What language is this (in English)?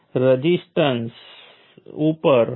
Gujarati